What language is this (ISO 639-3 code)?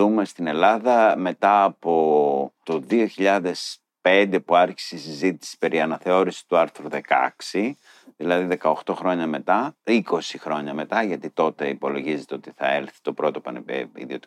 ell